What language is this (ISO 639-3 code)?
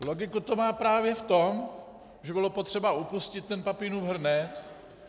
ces